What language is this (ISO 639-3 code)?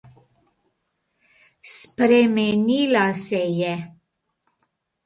slv